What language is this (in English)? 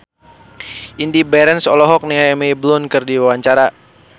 Sundanese